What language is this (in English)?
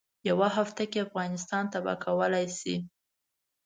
Pashto